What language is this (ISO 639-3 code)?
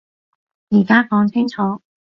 yue